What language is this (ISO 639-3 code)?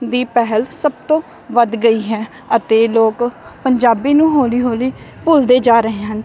pan